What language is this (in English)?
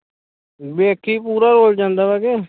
Punjabi